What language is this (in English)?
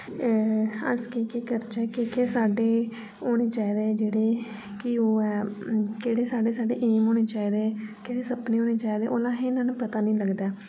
Dogri